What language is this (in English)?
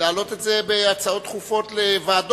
Hebrew